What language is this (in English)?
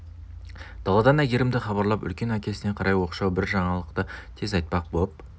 Kazakh